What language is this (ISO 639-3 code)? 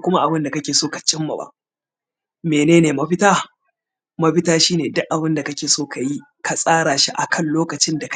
hau